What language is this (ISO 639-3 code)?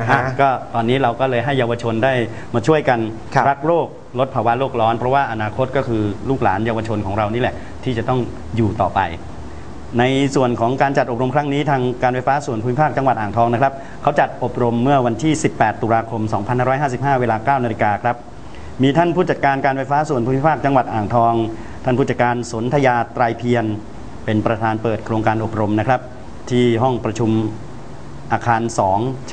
tha